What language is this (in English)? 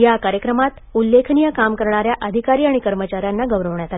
Marathi